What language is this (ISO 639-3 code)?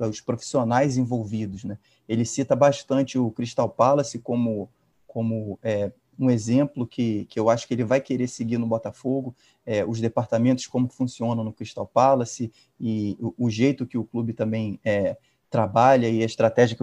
por